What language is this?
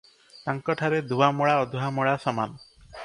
Odia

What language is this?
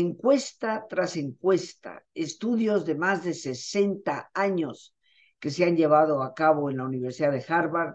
Spanish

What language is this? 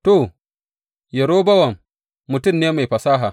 Hausa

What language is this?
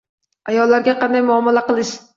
Uzbek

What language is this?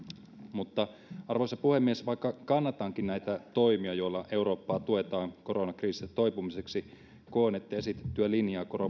Finnish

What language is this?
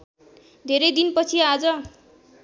Nepali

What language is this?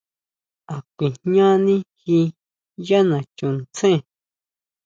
Huautla Mazatec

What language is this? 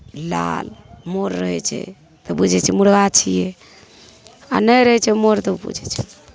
Maithili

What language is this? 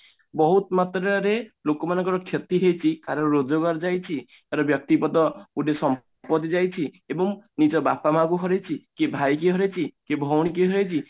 Odia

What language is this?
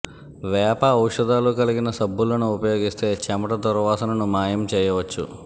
Telugu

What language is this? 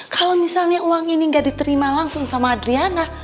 Indonesian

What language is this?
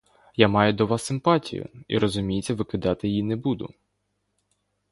Ukrainian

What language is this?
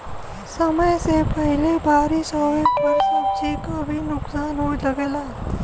Bhojpuri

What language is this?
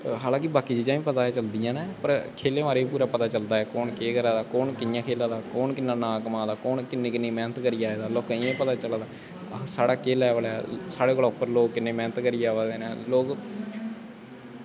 Dogri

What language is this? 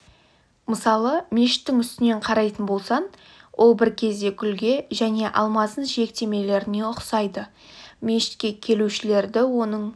Kazakh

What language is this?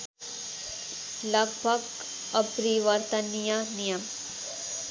Nepali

